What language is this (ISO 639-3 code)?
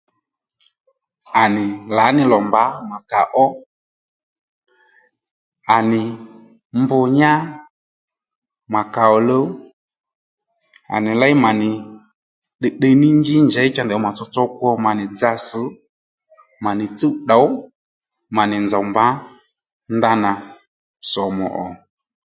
led